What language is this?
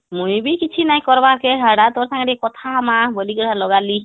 Odia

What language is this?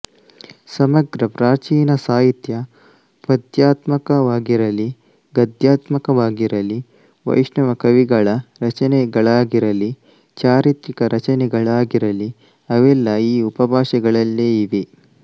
Kannada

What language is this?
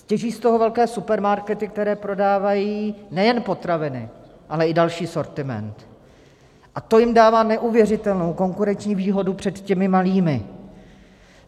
Czech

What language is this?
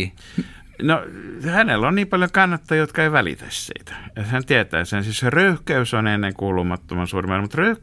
Finnish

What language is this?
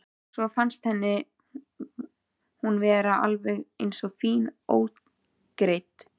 Icelandic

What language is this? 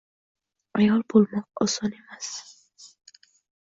Uzbek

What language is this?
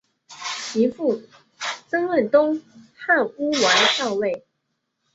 Chinese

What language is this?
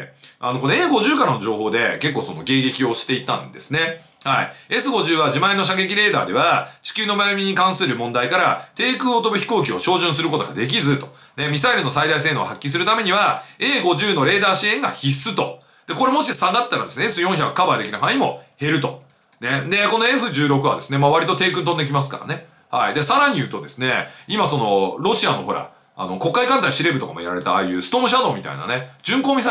Japanese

